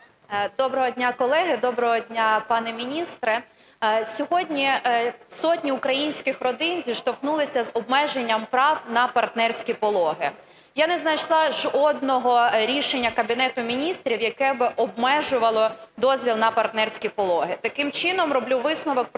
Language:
Ukrainian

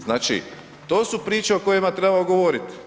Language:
Croatian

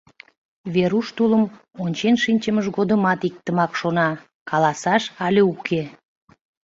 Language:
Mari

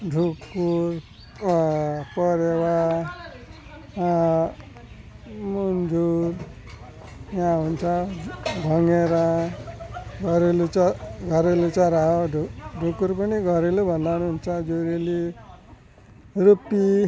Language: Nepali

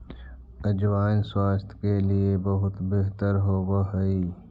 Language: Magahi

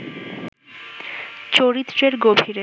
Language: Bangla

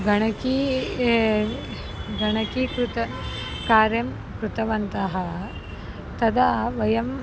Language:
Sanskrit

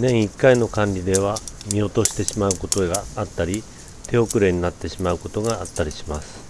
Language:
Japanese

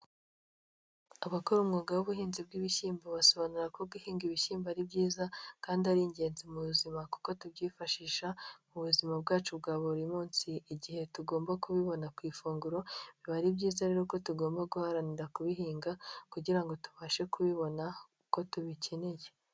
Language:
Kinyarwanda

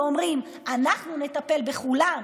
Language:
Hebrew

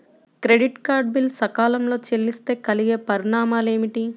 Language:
Telugu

